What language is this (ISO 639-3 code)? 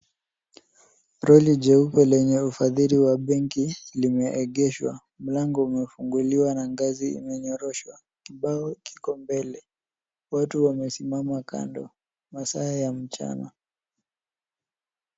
swa